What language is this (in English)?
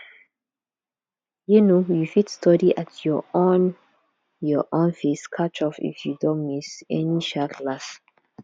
Nigerian Pidgin